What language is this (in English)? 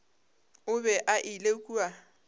Northern Sotho